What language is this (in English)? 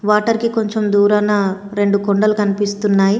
Telugu